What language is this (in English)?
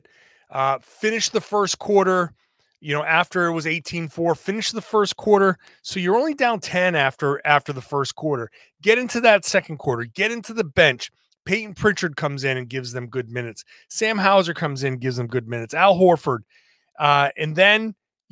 English